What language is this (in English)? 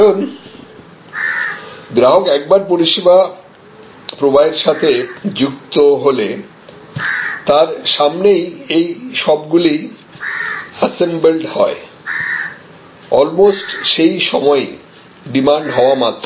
Bangla